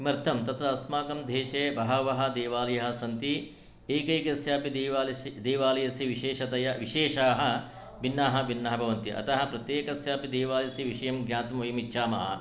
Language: Sanskrit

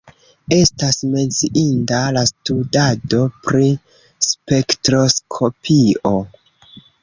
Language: Esperanto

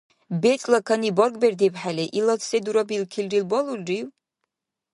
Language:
Dargwa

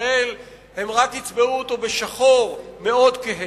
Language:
Hebrew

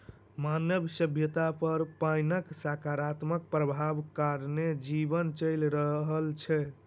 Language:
Maithili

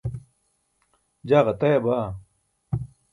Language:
Burushaski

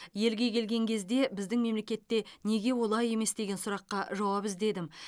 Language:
Kazakh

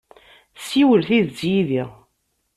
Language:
Kabyle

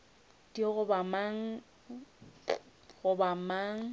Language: Northern Sotho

